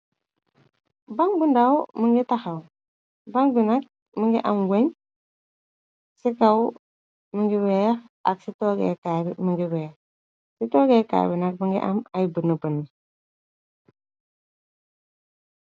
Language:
Wolof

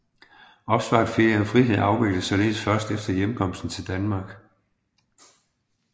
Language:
Danish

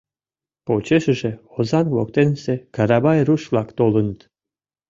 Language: Mari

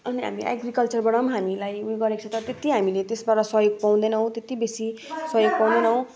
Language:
Nepali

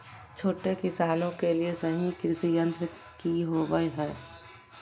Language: Magahi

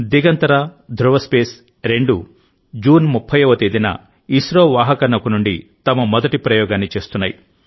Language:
Telugu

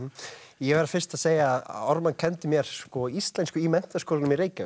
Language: Icelandic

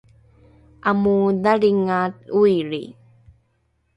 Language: Rukai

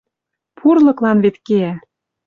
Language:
Western Mari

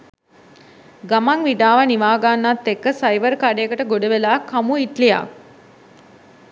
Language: Sinhala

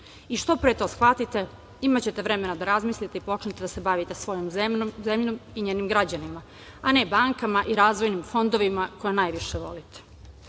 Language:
Serbian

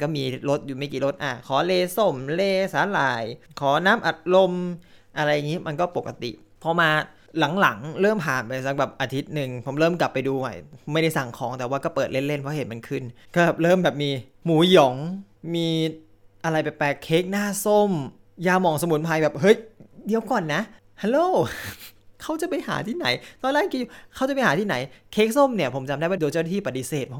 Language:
Thai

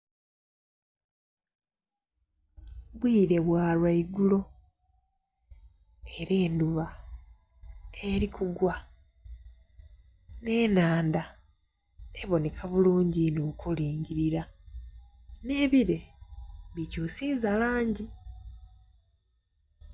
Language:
Soga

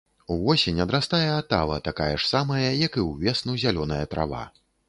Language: Belarusian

